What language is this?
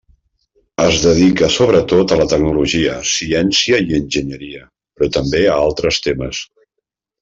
Catalan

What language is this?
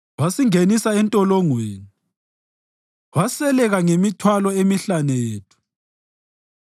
North Ndebele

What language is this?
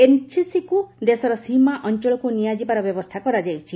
Odia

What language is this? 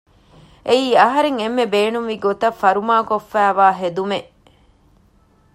Divehi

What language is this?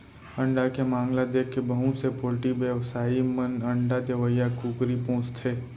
Chhattisgarhi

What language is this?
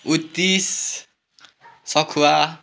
Nepali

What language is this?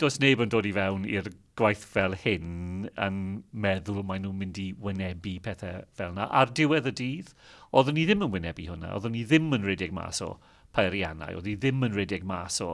Welsh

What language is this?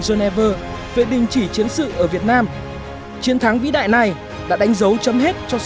Vietnamese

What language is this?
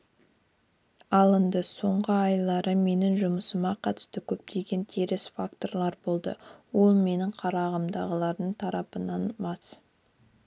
Kazakh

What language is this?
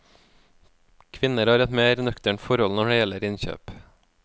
Norwegian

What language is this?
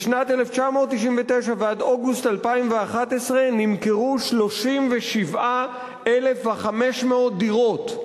Hebrew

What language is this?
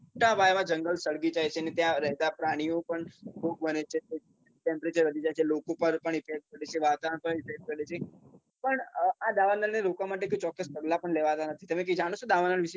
Gujarati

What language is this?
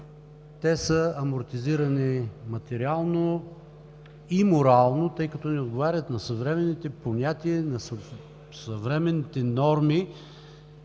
Bulgarian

